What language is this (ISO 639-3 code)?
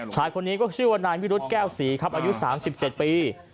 tha